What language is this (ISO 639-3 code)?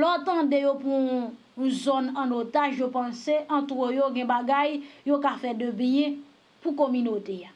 fra